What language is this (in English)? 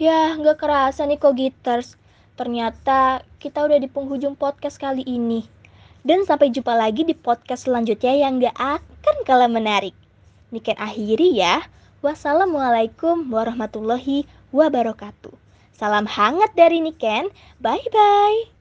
Indonesian